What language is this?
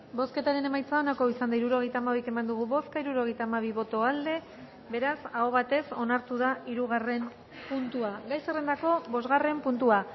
Basque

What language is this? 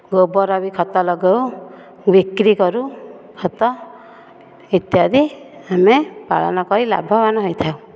Odia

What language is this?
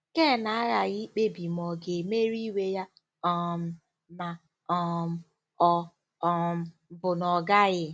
Igbo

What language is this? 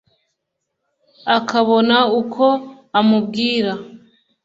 Kinyarwanda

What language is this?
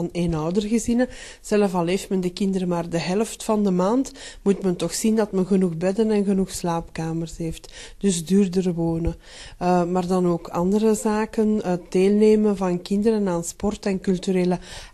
Dutch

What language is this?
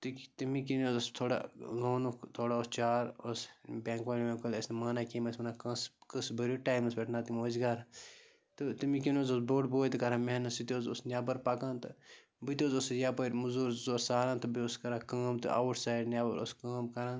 Kashmiri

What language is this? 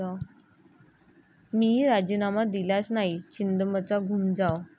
Marathi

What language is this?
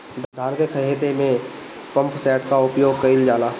Bhojpuri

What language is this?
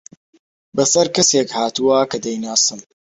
Central Kurdish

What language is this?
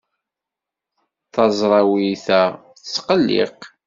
Kabyle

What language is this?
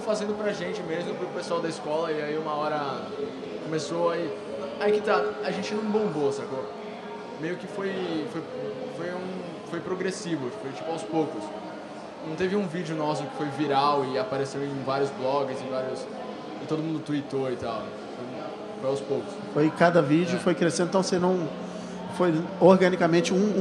Portuguese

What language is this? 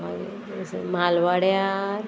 Konkani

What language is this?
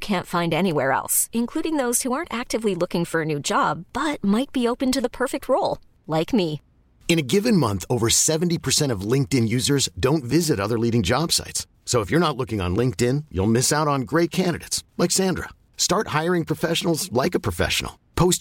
Filipino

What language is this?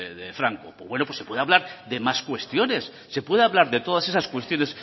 Spanish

